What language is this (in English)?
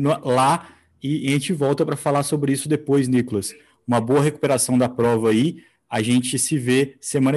Portuguese